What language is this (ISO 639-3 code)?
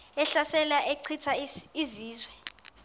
xho